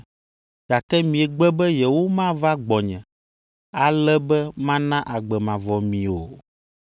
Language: Ewe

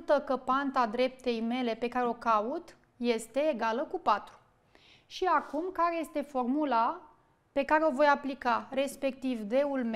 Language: Romanian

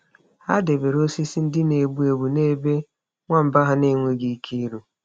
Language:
Igbo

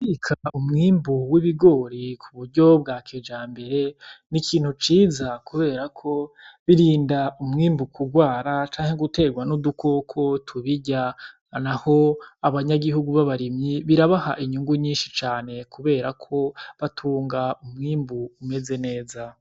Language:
Rundi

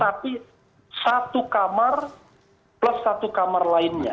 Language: Indonesian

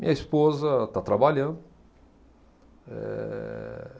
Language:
Portuguese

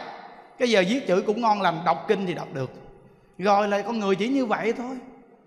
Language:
Vietnamese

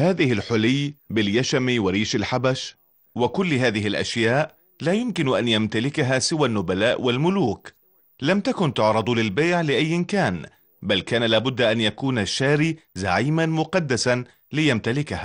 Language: Arabic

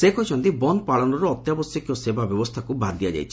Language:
Odia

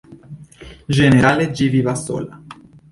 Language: Esperanto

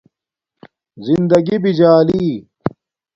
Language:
Domaaki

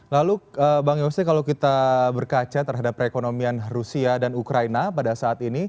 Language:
Indonesian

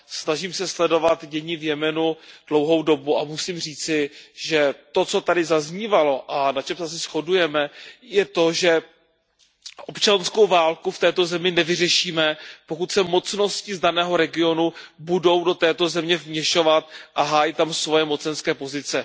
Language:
Czech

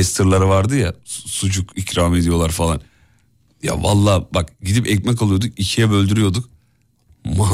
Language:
Turkish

